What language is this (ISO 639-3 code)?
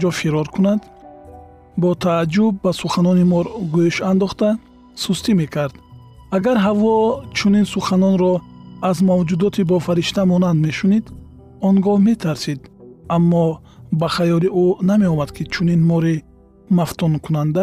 fas